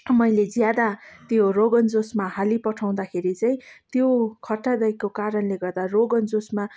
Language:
Nepali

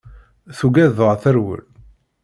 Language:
Kabyle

